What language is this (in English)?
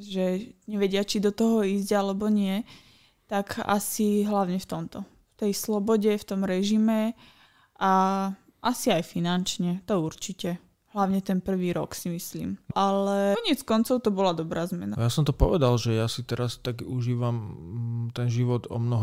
Slovak